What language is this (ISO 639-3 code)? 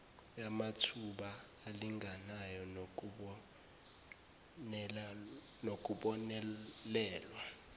zul